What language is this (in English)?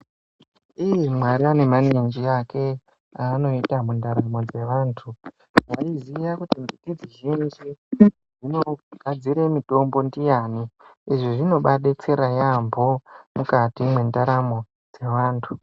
Ndau